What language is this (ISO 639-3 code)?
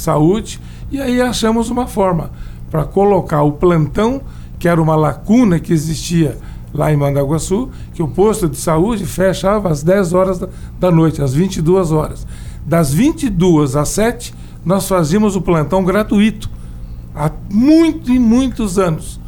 por